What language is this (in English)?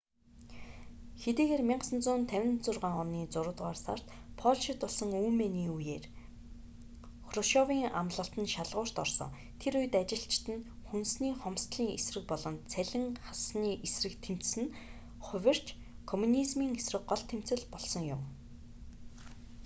Mongolian